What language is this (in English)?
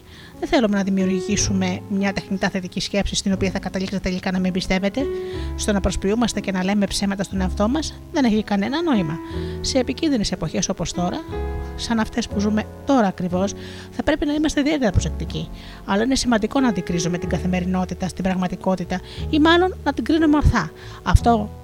Greek